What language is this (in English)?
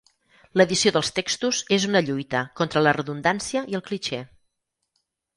Catalan